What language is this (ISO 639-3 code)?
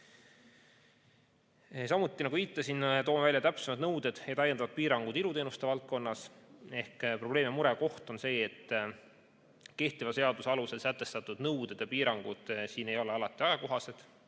est